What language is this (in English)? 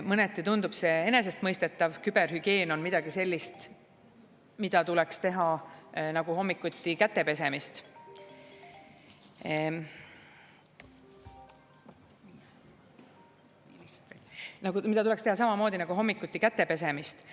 Estonian